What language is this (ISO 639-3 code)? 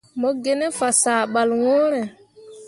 mua